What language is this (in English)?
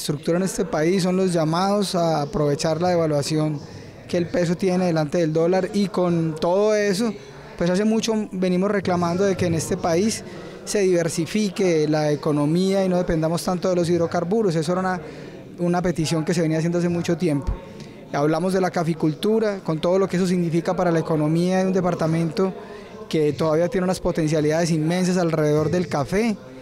Spanish